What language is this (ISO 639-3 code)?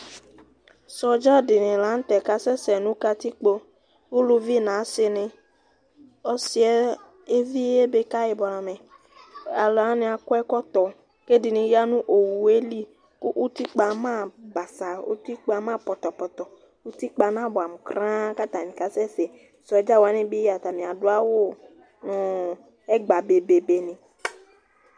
kpo